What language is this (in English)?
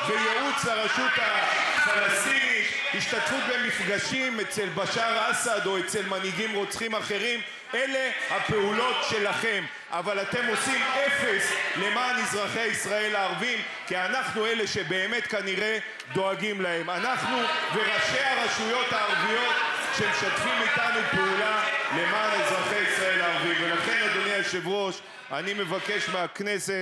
Hebrew